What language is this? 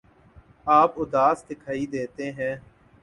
Urdu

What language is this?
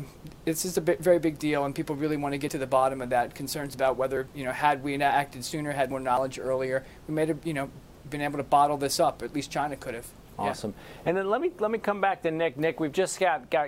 English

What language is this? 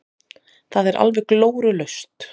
Icelandic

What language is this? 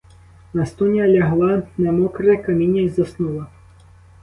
Ukrainian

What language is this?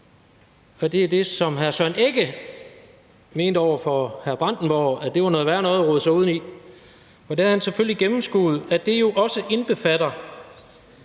Danish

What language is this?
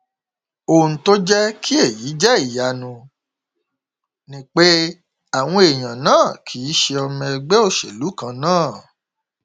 Yoruba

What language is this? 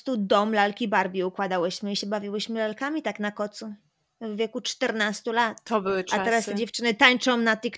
Polish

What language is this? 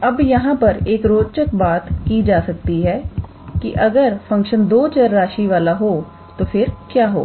Hindi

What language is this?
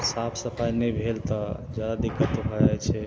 Maithili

